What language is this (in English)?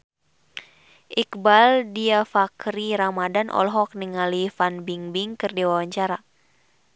Sundanese